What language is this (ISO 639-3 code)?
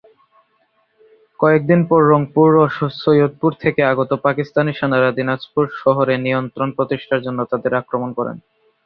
ben